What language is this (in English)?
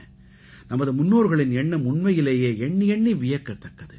Tamil